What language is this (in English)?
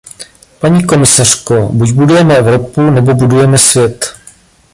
Czech